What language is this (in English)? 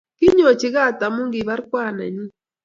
Kalenjin